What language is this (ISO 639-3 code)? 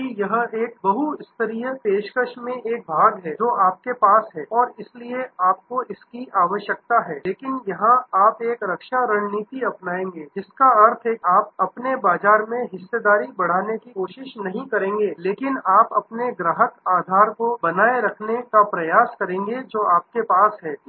hin